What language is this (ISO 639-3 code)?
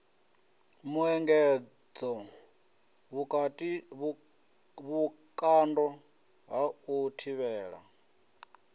ven